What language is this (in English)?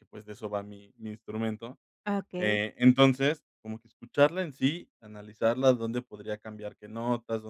Spanish